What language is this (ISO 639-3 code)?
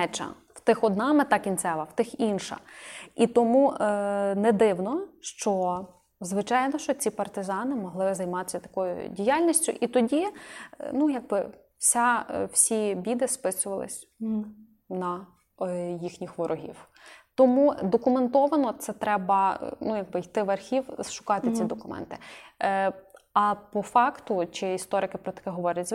ukr